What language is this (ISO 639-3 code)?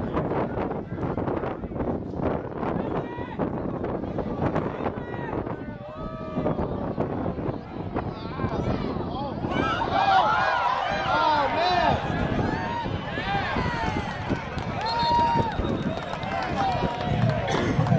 dan